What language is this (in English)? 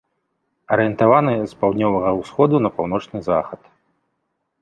Belarusian